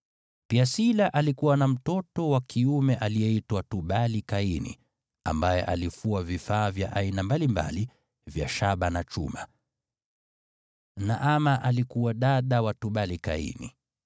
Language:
Swahili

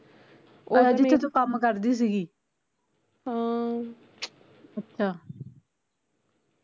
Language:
Punjabi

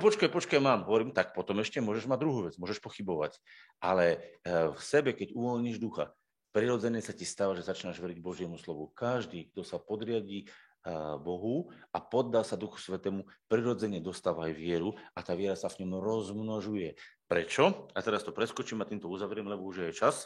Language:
Slovak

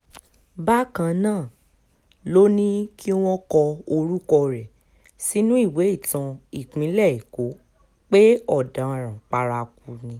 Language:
Yoruba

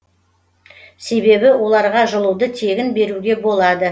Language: Kazakh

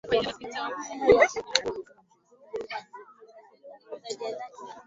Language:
Swahili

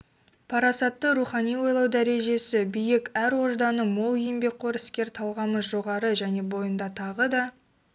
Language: Kazakh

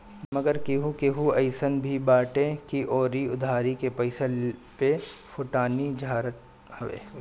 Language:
Bhojpuri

